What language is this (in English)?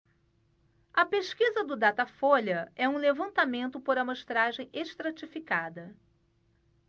Portuguese